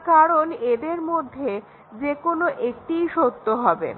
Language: Bangla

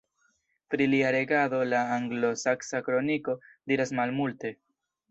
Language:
Esperanto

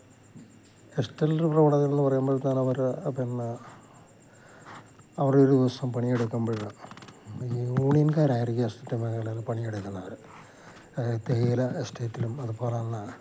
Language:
Malayalam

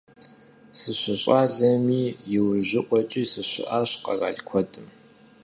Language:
Kabardian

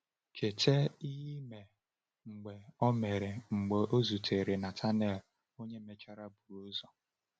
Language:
Igbo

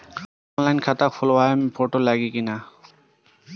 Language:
Bhojpuri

